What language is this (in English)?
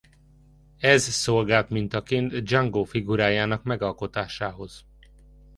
Hungarian